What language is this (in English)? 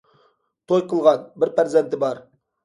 Uyghur